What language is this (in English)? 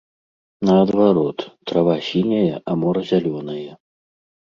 Belarusian